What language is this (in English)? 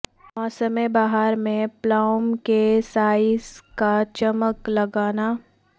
Urdu